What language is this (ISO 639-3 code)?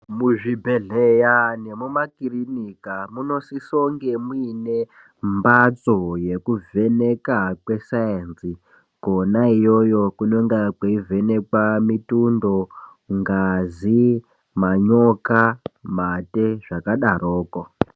ndc